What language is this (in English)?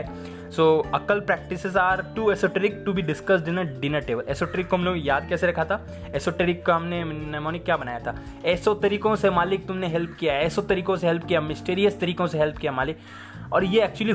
Hindi